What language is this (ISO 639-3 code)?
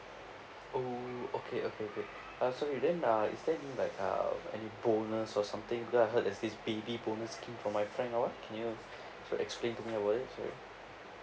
eng